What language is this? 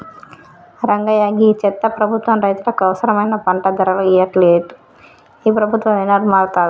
Telugu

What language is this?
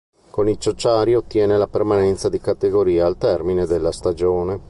Italian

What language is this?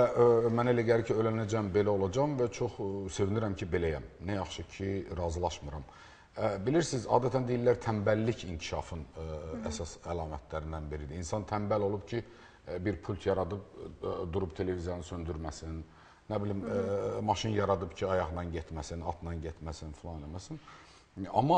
Turkish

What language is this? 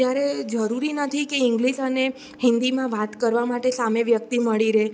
Gujarati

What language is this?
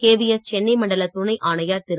Tamil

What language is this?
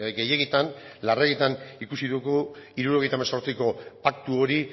Basque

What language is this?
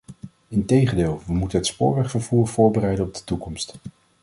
Dutch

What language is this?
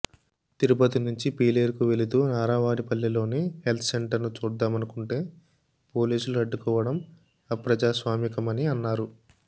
Telugu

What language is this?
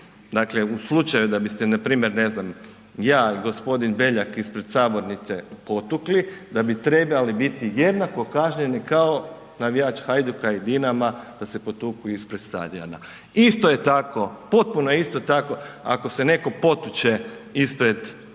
Croatian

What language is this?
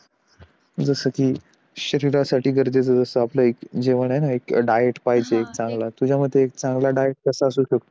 Marathi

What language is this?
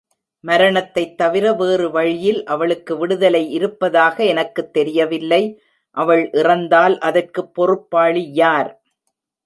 Tamil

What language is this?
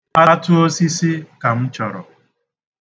Igbo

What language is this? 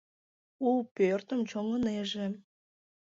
Mari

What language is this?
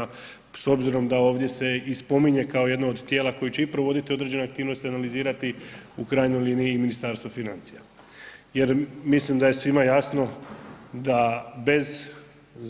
Croatian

